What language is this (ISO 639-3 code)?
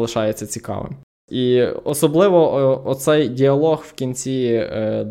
ukr